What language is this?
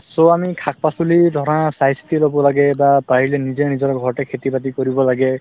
Assamese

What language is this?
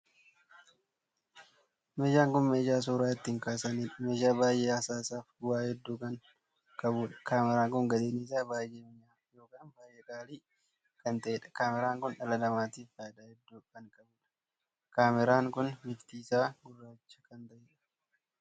Oromo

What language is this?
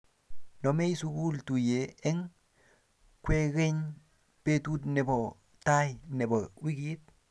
Kalenjin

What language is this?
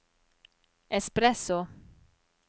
Norwegian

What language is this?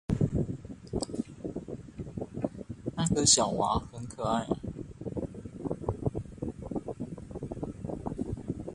Chinese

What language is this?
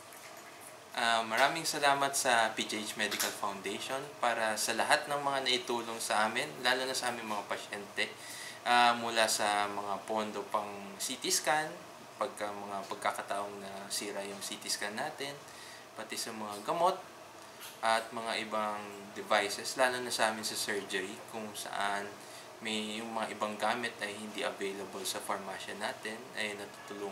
Filipino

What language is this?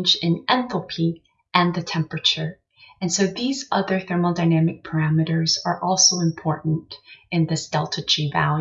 English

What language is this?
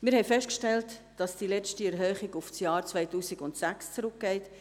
Swiss German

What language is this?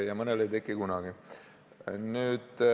Estonian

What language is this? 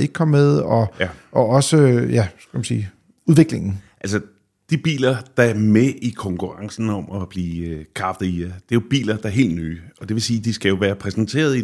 Danish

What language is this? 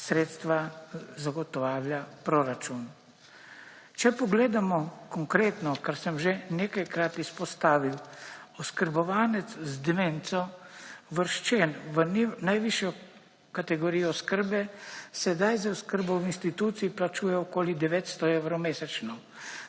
Slovenian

